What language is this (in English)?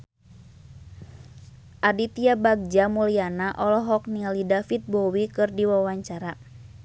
Sundanese